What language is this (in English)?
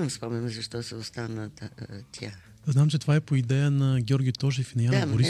Bulgarian